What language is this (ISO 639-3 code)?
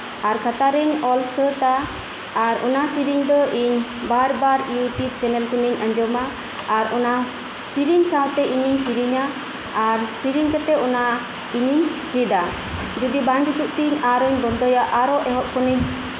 sat